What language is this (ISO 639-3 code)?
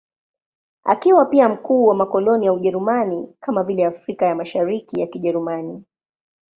swa